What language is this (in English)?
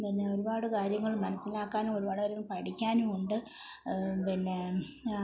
Malayalam